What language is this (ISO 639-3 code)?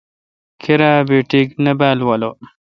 xka